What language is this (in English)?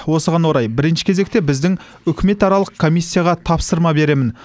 Kazakh